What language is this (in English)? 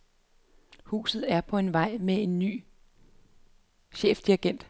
Danish